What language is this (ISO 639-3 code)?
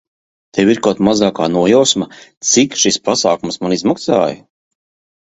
lav